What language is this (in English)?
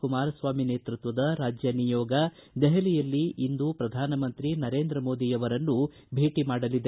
Kannada